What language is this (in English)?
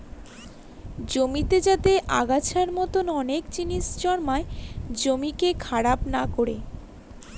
Bangla